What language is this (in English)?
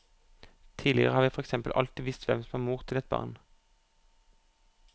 Norwegian